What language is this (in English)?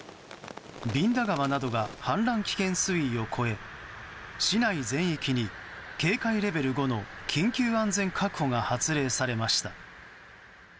Japanese